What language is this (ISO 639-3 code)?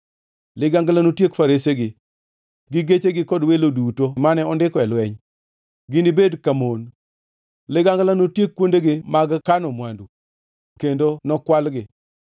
luo